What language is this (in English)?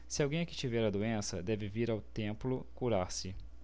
Portuguese